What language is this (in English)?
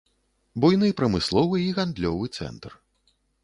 Belarusian